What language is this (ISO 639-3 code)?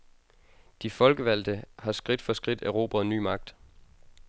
dan